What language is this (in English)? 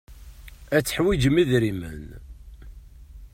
Kabyle